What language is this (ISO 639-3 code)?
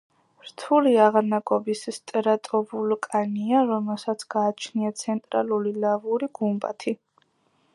kat